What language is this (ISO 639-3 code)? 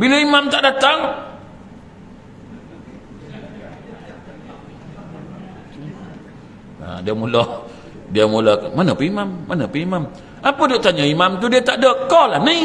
msa